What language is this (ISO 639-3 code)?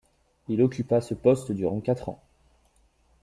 fra